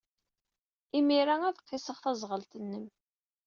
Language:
Kabyle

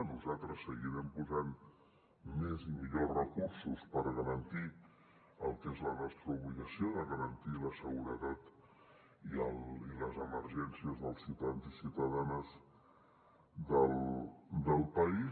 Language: Catalan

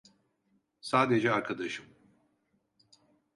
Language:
Turkish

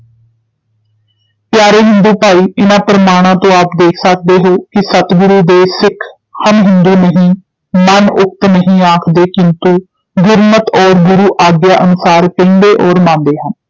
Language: Punjabi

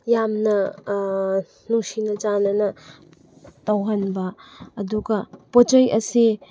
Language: Manipuri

